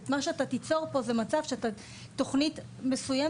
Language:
Hebrew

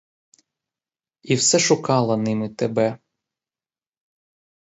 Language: Ukrainian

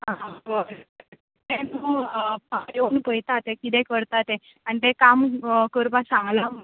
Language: Konkani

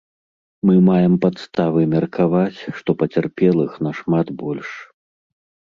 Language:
Belarusian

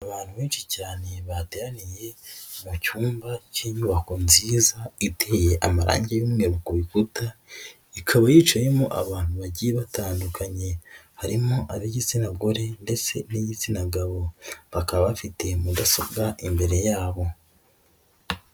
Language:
Kinyarwanda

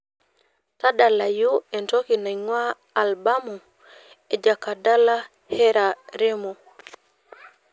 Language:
Masai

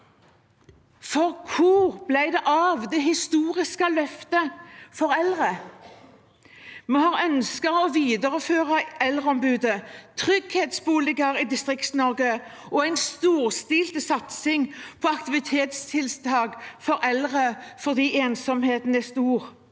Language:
Norwegian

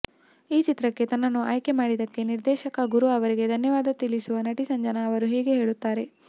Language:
Kannada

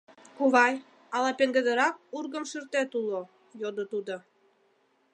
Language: Mari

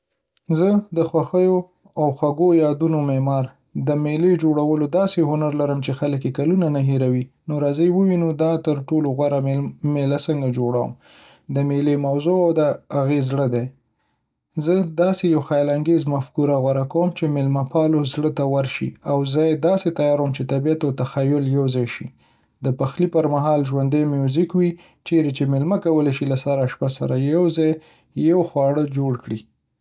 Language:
Pashto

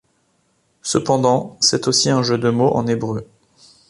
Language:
French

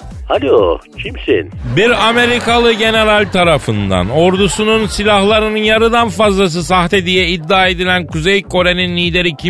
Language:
Turkish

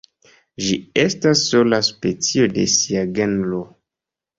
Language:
Esperanto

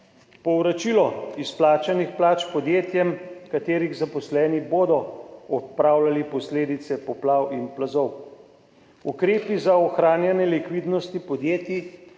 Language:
Slovenian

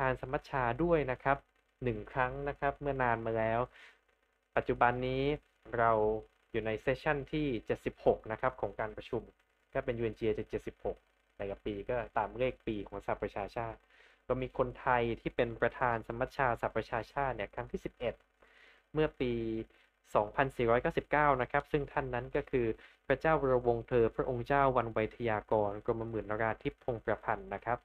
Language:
Thai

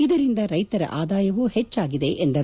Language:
Kannada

